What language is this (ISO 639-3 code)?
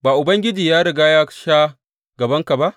hau